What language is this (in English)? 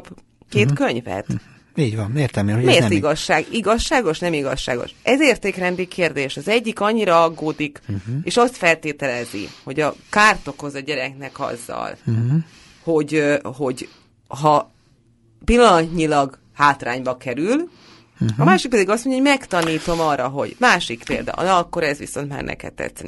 Hungarian